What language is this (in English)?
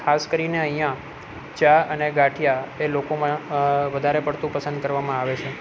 Gujarati